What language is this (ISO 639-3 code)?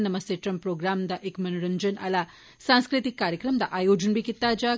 doi